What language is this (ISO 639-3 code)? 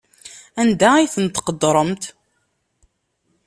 kab